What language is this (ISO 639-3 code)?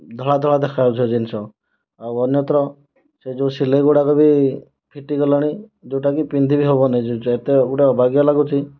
ori